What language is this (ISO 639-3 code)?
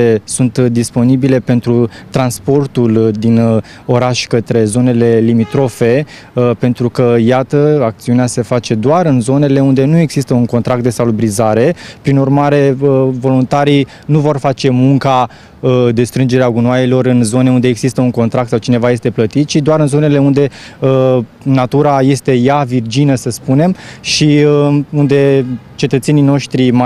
ron